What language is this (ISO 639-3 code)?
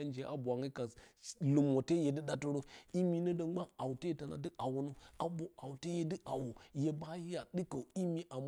bcy